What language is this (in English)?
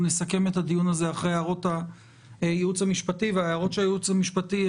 Hebrew